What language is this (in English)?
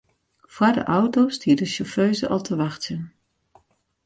Western Frisian